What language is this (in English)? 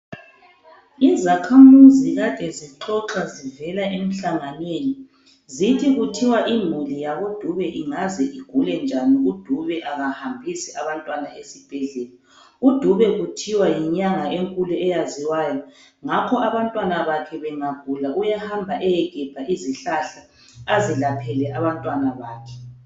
North Ndebele